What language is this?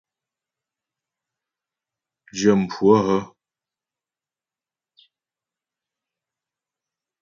Ghomala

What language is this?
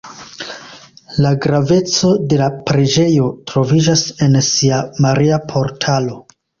Esperanto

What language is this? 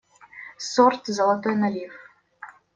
Russian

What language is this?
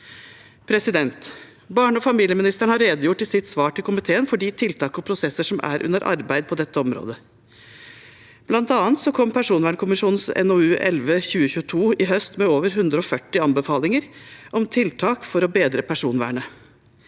Norwegian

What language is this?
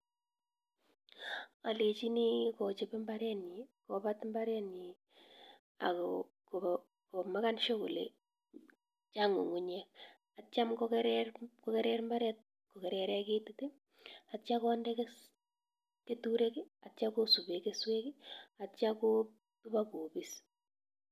Kalenjin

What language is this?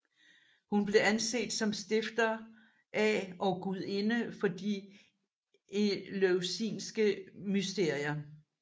Danish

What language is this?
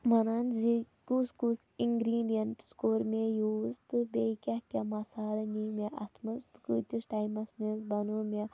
Kashmiri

